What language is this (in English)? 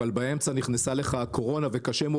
Hebrew